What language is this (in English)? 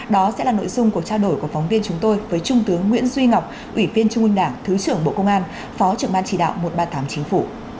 Vietnamese